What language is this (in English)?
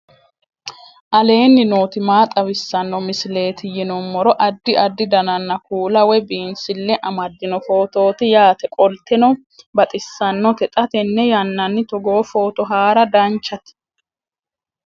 Sidamo